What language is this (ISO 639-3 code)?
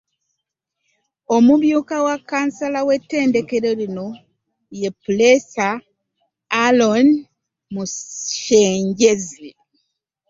lug